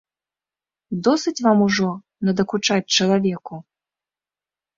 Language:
Belarusian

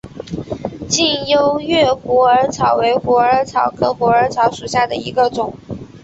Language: Chinese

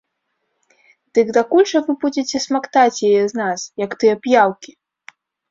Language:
Belarusian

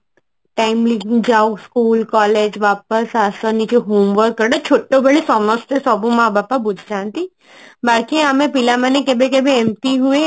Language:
Odia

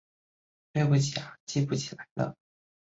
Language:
Chinese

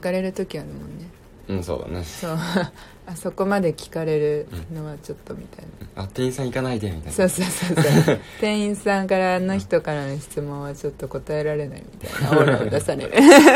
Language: Japanese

